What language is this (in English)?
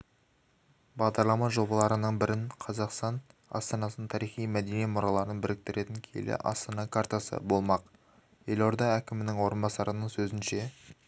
Kazakh